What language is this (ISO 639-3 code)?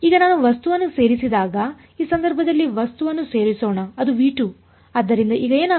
kan